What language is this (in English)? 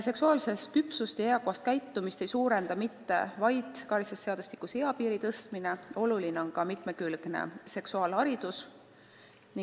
Estonian